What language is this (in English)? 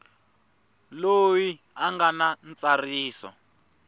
Tsonga